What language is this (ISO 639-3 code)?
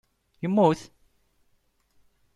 kab